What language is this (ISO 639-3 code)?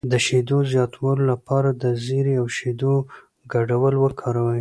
pus